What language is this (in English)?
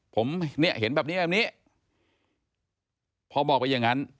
Thai